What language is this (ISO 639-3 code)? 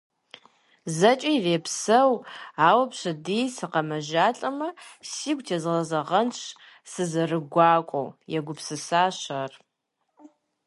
kbd